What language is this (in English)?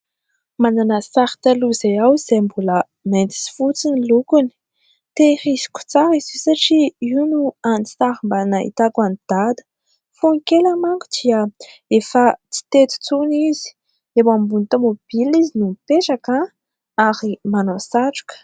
Malagasy